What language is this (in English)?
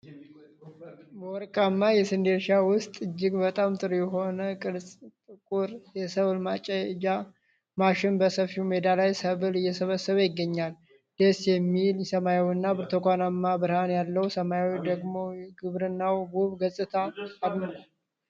Amharic